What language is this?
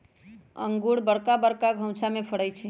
Magahi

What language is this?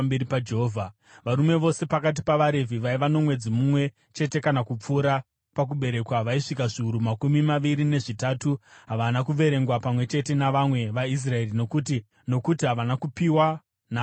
Shona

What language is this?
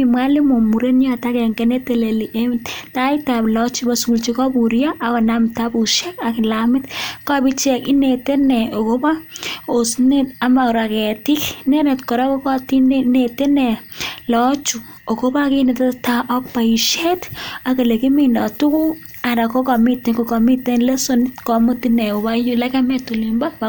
Kalenjin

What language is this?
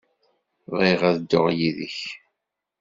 Kabyle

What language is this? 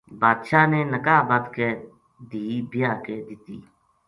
Gujari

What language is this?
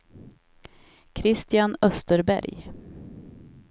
Swedish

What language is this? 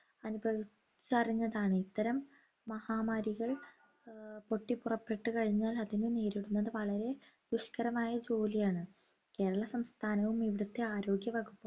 Malayalam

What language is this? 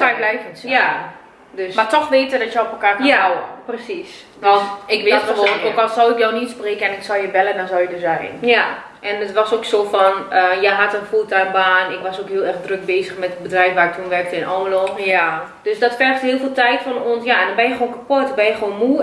Dutch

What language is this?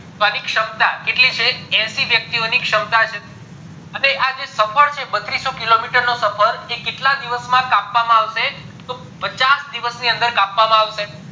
Gujarati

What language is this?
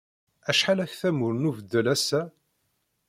Kabyle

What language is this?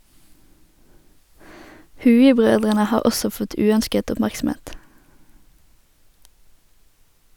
Norwegian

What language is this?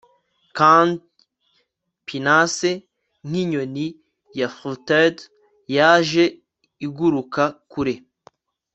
Kinyarwanda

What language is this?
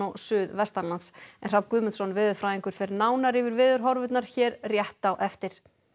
Icelandic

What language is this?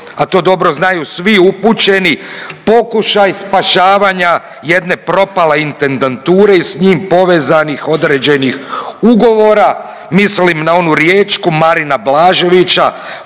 Croatian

